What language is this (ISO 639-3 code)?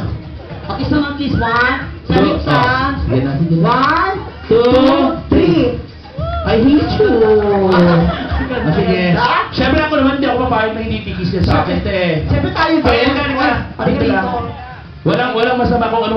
fil